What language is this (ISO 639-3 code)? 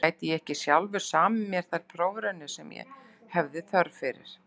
isl